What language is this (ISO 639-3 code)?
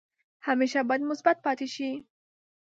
pus